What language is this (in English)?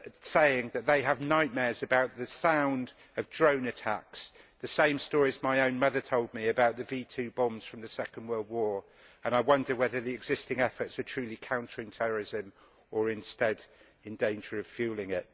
English